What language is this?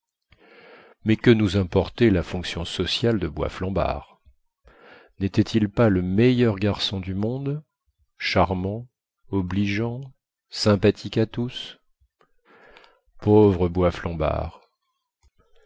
French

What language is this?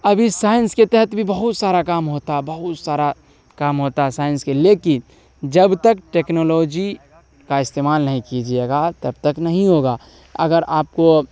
Urdu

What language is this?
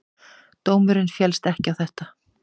Icelandic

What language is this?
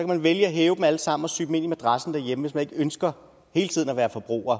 Danish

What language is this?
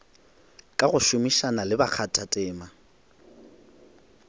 Northern Sotho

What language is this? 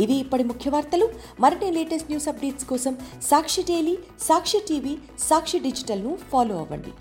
Telugu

